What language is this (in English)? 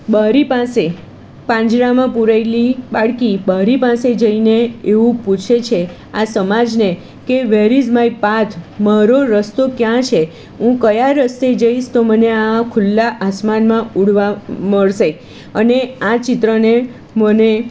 Gujarati